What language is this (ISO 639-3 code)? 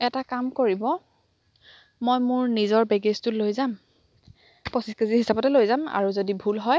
asm